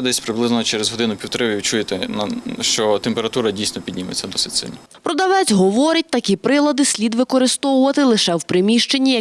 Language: Ukrainian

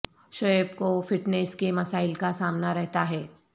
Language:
Urdu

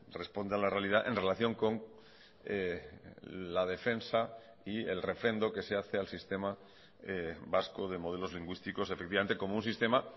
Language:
Spanish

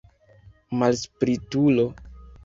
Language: Esperanto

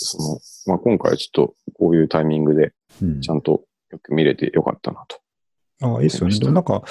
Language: Japanese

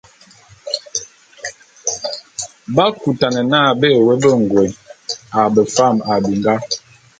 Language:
Bulu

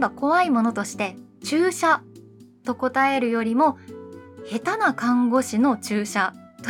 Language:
Japanese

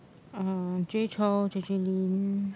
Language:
English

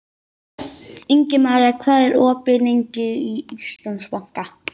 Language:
Icelandic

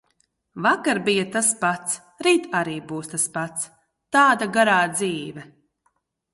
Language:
Latvian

